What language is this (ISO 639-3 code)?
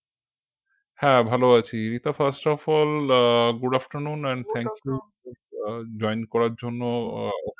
ben